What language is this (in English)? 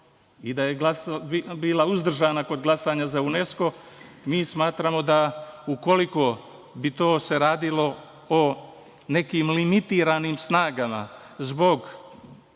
Serbian